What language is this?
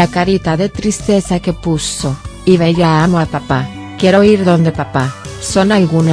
Spanish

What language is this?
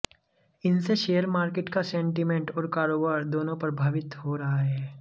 Hindi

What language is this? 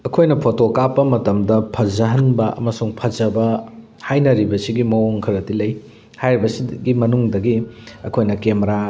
Manipuri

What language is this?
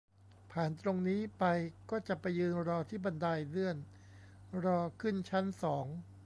Thai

